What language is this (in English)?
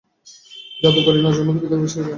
Bangla